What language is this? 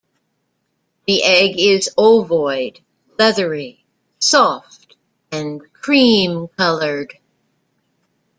English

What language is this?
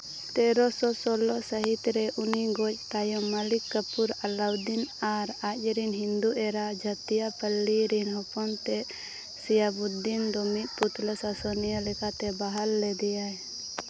Santali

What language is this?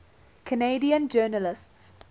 English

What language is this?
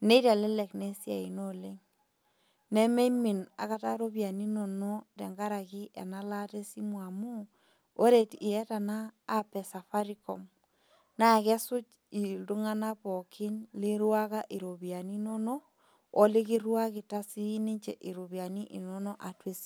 Masai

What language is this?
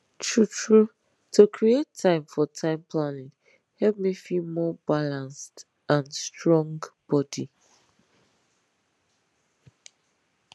Nigerian Pidgin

